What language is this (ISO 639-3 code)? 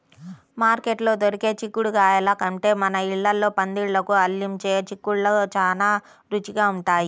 tel